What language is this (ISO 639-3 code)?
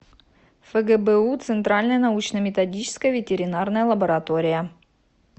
rus